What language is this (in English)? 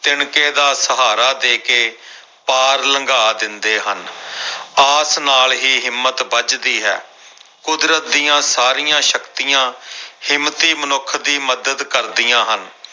Punjabi